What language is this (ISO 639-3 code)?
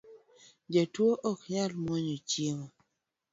luo